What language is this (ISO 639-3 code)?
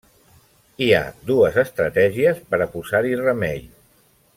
cat